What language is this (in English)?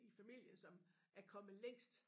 Danish